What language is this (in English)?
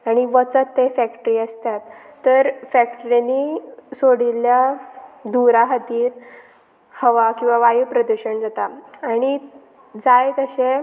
Konkani